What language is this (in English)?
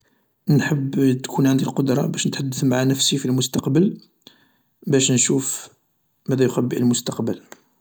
Algerian Arabic